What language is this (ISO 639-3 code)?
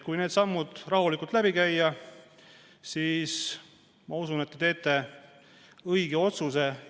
est